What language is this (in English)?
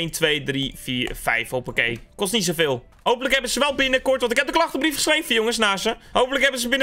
Dutch